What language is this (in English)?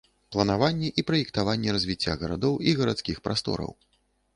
Belarusian